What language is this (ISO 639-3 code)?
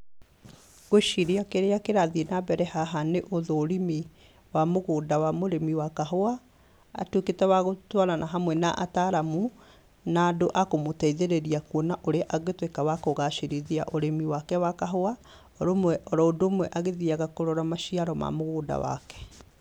kik